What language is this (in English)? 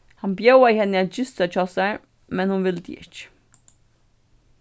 Faroese